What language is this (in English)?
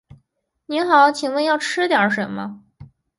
Chinese